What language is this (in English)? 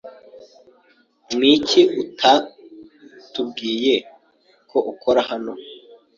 Kinyarwanda